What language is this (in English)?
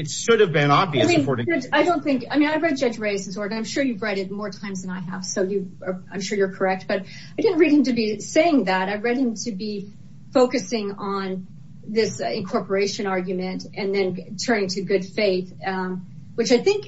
English